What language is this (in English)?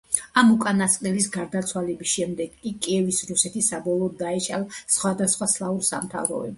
Georgian